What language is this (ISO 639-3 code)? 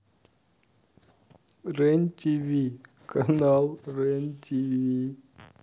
rus